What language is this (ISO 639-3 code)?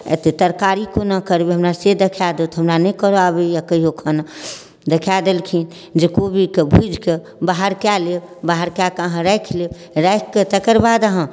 mai